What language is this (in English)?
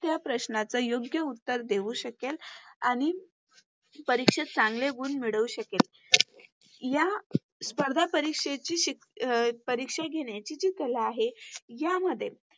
Marathi